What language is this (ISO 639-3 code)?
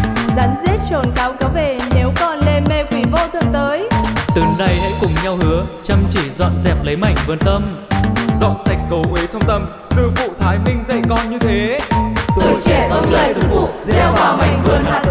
vie